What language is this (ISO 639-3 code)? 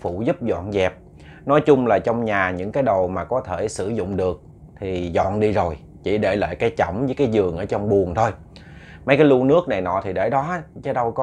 vie